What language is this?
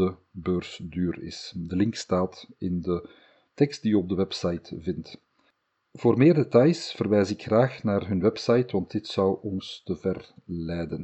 Dutch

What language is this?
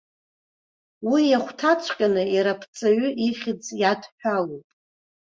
Abkhazian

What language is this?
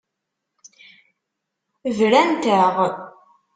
Kabyle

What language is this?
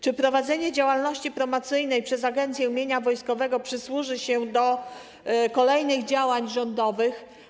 Polish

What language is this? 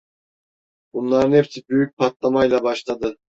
Turkish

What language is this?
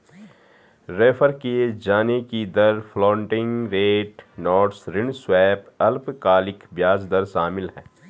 Hindi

